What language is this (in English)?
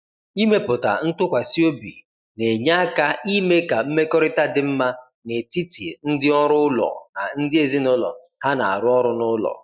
Igbo